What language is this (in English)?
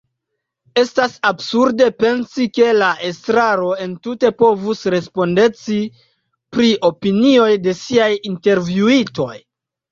Esperanto